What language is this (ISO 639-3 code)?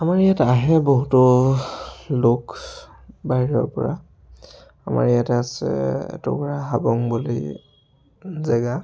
asm